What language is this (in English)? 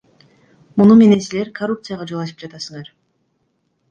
Kyrgyz